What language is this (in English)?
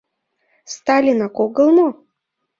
Mari